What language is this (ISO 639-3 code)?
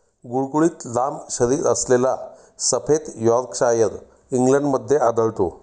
mar